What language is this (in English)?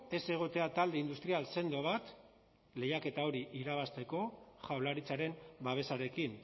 Basque